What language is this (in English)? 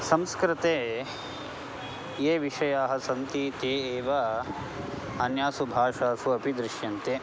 Sanskrit